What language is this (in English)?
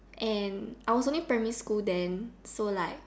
English